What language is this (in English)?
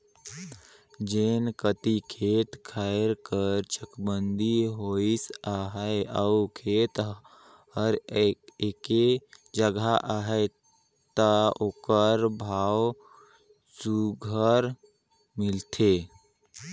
Chhattisgarhi